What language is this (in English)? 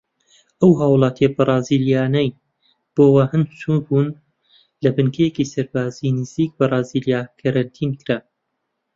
Central Kurdish